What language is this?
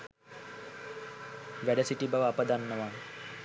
Sinhala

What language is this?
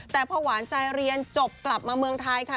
Thai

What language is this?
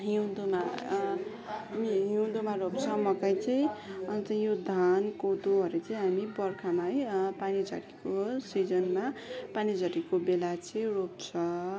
Nepali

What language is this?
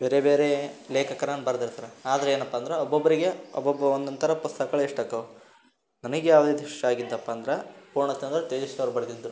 Kannada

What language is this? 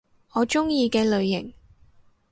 Cantonese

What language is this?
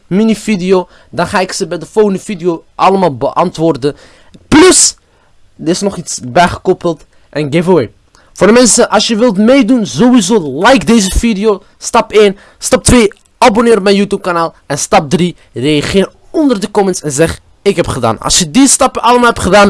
Dutch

